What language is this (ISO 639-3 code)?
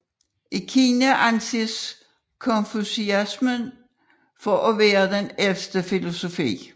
dan